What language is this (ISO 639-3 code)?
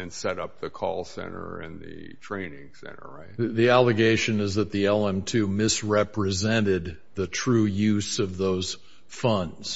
eng